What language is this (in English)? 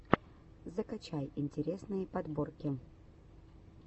Russian